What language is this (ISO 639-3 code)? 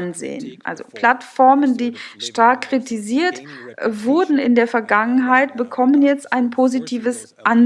deu